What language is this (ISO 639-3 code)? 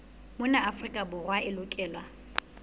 sot